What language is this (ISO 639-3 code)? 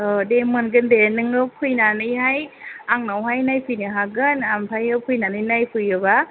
brx